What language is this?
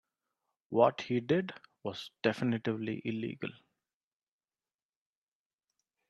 English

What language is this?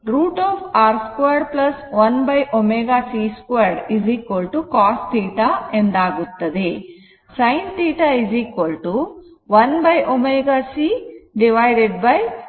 Kannada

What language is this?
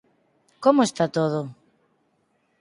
Galician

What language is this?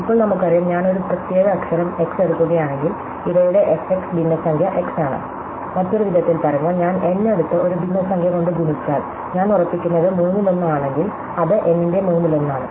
Malayalam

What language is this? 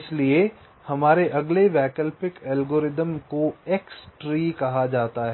Hindi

